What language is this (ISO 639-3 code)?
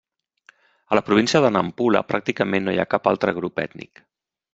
cat